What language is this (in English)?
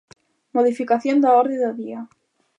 Galician